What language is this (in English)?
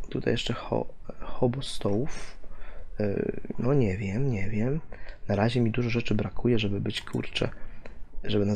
Polish